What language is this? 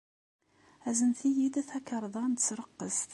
Kabyle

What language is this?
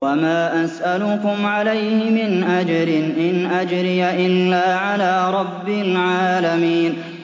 Arabic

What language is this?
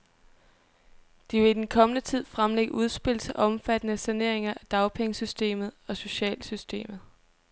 Danish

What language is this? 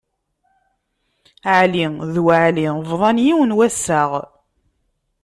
Kabyle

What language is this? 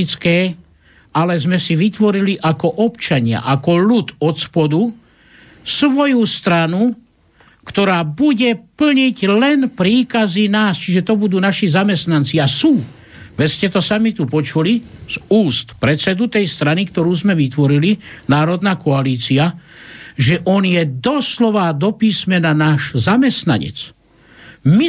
Slovak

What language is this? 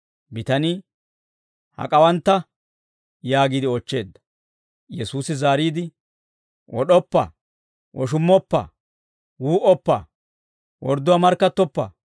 Dawro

